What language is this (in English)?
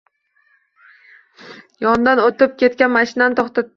Uzbek